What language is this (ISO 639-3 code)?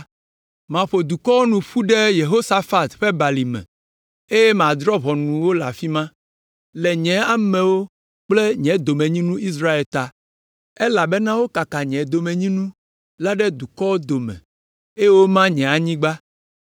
ewe